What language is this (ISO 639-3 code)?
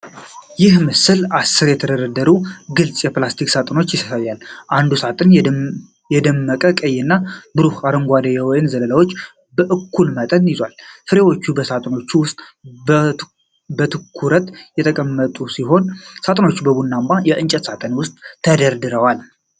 amh